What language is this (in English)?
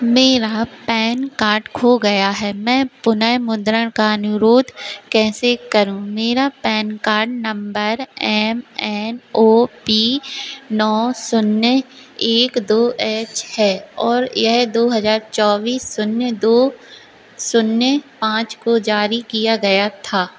Hindi